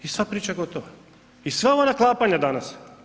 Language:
Croatian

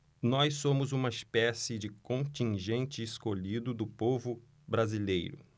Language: Portuguese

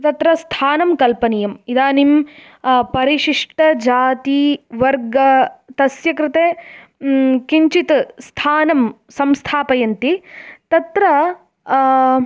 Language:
Sanskrit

